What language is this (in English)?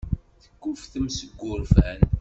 Kabyle